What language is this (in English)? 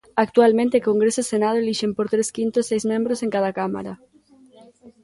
Galician